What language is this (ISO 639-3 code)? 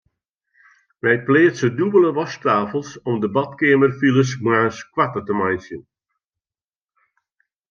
fry